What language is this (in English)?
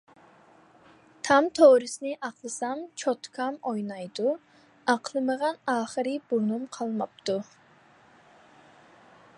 Uyghur